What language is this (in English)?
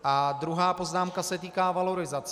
Czech